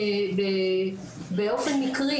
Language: Hebrew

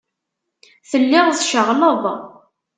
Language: Kabyle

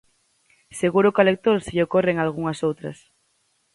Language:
Galician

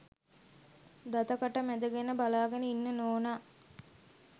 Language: Sinhala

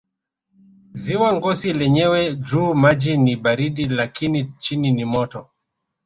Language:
Swahili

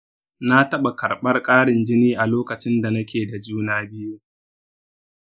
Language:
Hausa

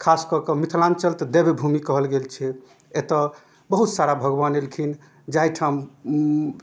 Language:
Maithili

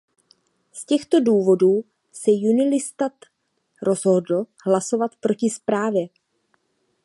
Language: Czech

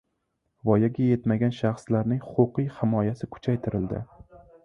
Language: Uzbek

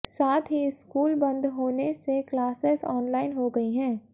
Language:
Hindi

